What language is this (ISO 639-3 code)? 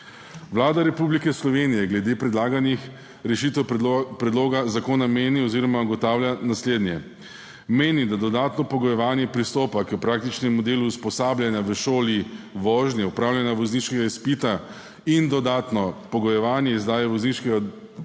slv